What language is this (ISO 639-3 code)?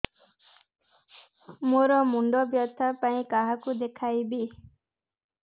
ori